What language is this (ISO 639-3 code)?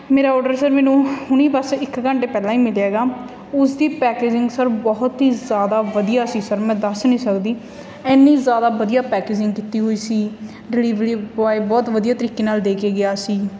pan